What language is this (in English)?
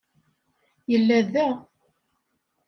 Kabyle